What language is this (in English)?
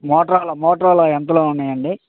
Telugu